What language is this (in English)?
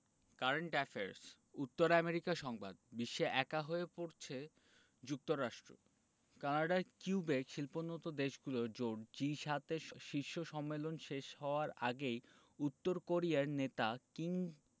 Bangla